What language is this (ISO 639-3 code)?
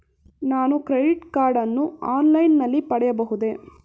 kan